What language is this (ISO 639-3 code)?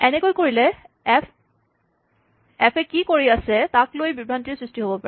asm